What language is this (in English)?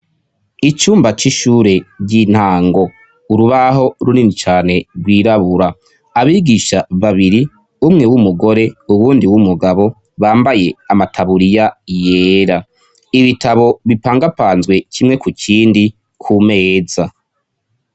Rundi